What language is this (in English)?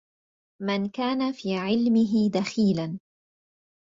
Arabic